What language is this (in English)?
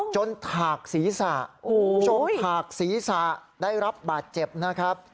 Thai